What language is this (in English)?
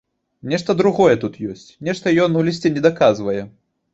Belarusian